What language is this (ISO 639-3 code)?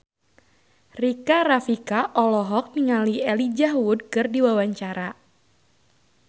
sun